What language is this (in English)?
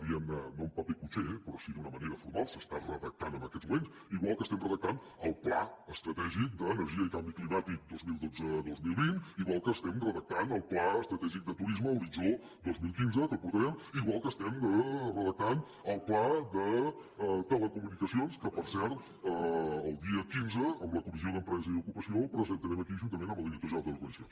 Catalan